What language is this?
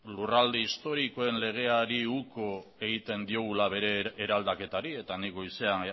Basque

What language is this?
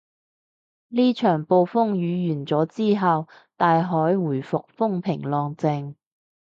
Cantonese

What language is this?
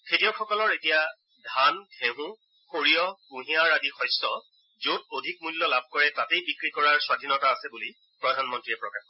Assamese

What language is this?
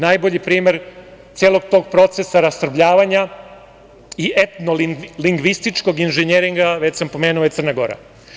Serbian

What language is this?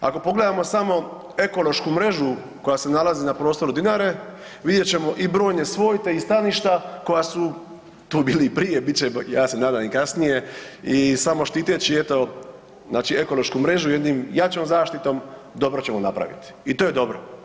Croatian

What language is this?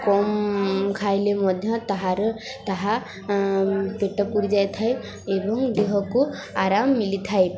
Odia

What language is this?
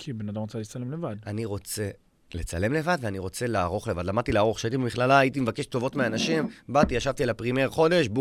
Hebrew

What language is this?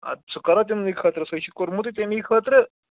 Kashmiri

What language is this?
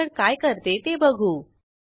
Marathi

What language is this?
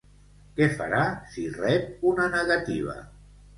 Catalan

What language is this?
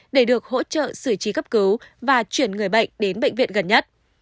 Vietnamese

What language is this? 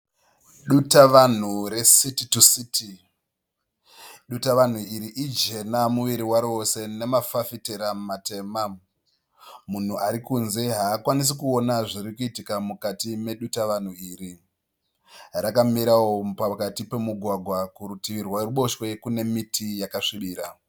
Shona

